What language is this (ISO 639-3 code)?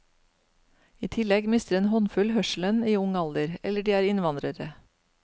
nor